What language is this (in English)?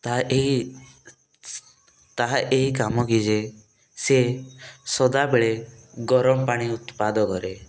Odia